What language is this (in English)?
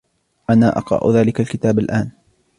Arabic